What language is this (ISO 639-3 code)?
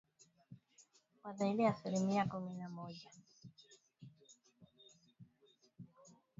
swa